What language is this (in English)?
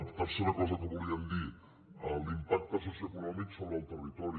Catalan